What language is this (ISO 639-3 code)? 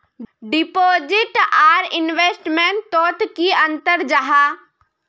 mag